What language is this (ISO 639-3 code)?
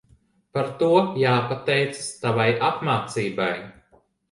lav